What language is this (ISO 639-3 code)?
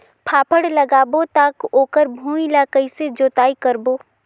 hne